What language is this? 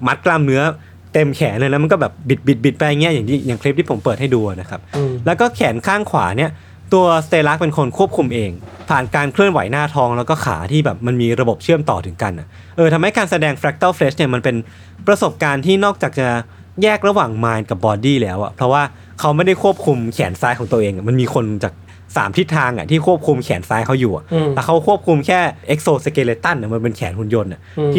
Thai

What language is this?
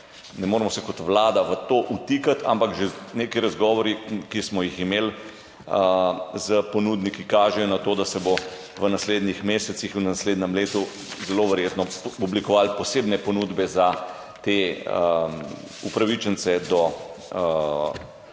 Slovenian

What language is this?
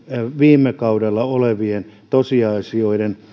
Finnish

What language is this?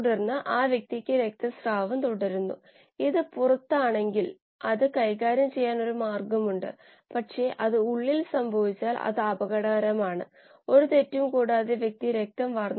Malayalam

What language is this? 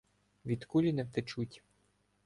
Ukrainian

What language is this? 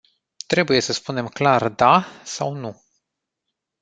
Romanian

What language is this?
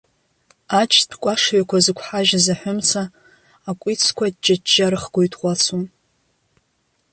Abkhazian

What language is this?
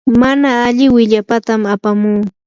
Yanahuanca Pasco Quechua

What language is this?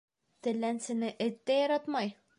Bashkir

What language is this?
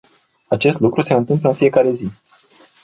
Romanian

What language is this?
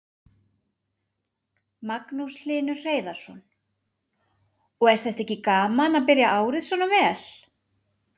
Icelandic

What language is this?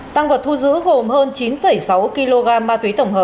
Vietnamese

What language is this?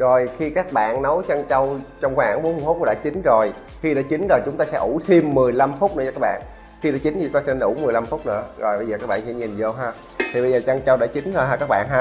Vietnamese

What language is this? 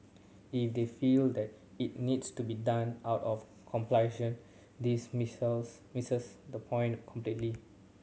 English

